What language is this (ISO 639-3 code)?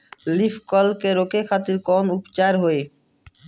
bho